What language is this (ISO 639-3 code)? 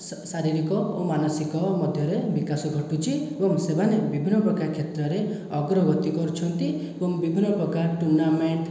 ori